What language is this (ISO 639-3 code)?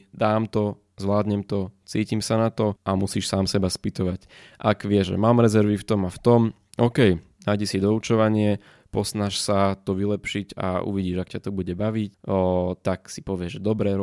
slk